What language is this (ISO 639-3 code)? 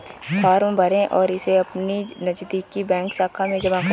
hin